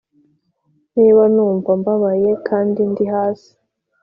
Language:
Kinyarwanda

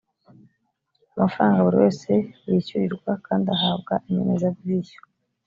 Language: Kinyarwanda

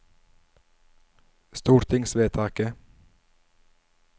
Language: Norwegian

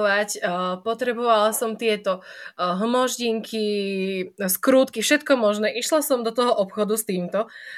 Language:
Slovak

